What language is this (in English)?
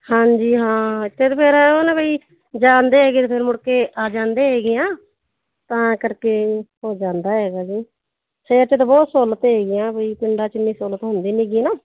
Punjabi